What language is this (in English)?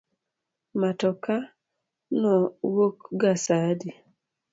Luo (Kenya and Tanzania)